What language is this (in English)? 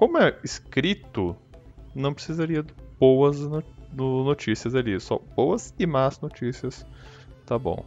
Portuguese